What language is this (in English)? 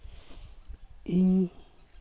Santali